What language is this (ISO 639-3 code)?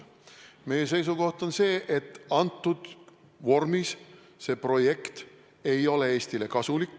est